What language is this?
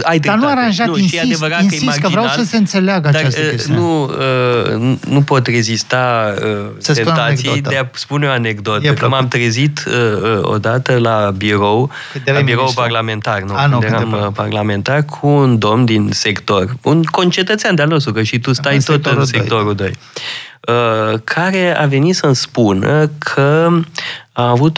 Romanian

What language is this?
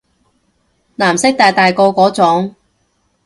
Cantonese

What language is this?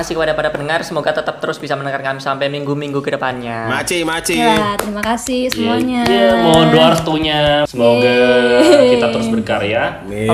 Indonesian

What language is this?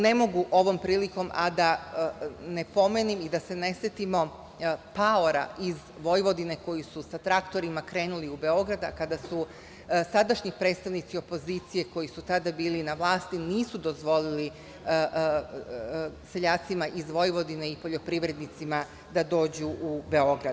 Serbian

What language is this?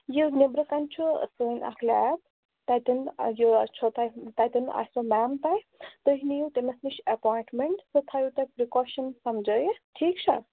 Kashmiri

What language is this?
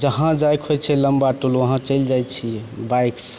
Maithili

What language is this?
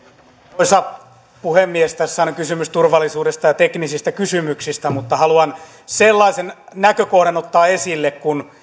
Finnish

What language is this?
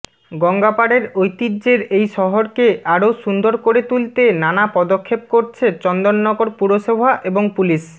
Bangla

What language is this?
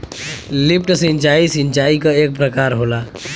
Bhojpuri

